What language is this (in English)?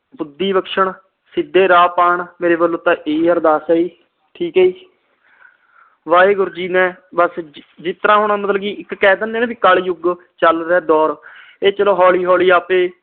Punjabi